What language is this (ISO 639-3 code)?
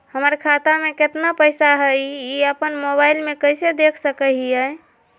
mag